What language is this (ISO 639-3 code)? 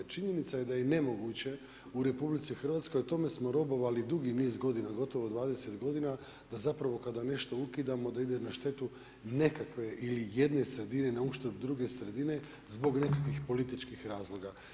hrv